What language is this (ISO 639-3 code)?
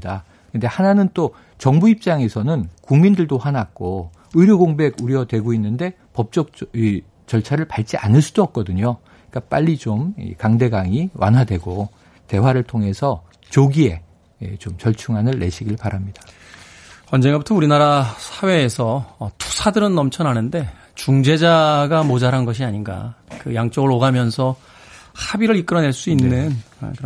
kor